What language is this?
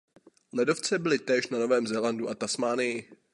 Czech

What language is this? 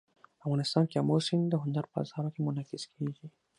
Pashto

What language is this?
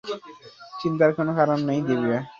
Bangla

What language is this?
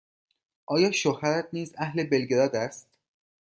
Persian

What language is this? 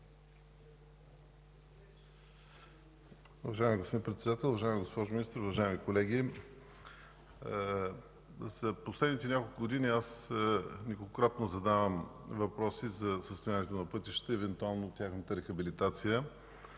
Bulgarian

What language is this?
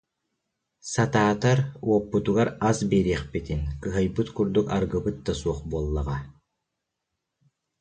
Yakut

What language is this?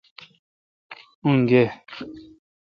Kalkoti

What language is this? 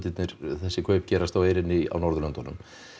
Icelandic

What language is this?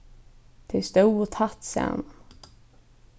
Faroese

